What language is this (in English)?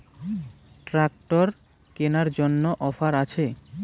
Bangla